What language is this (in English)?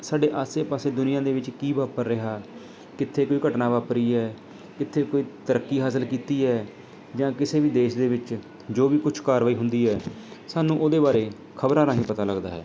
Punjabi